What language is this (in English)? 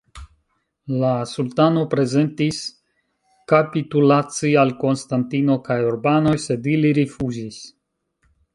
Esperanto